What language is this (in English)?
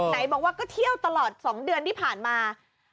Thai